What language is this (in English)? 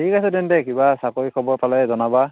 Assamese